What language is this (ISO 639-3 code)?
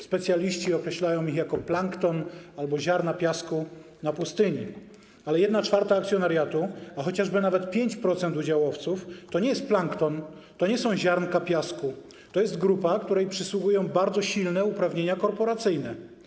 pol